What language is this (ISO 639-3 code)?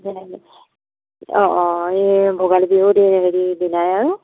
asm